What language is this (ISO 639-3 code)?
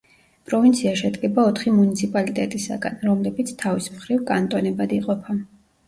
kat